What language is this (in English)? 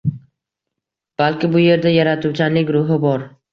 Uzbek